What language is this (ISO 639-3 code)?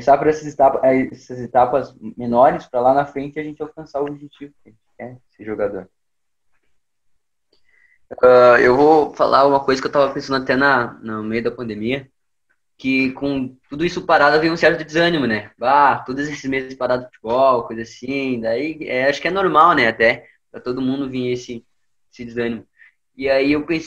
por